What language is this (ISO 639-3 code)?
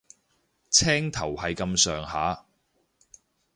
yue